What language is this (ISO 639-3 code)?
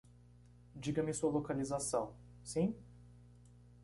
por